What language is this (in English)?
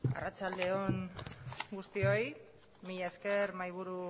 Basque